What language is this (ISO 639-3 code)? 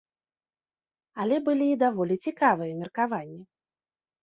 bel